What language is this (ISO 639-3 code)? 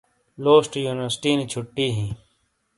scl